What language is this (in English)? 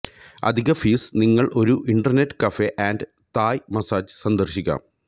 Malayalam